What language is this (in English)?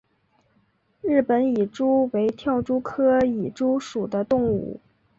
Chinese